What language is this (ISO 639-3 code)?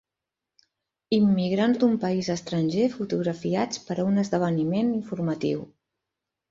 cat